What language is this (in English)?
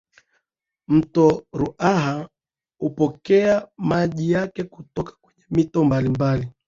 Swahili